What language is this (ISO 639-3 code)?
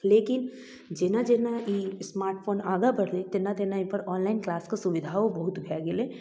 mai